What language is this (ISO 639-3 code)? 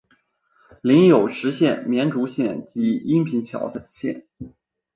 zho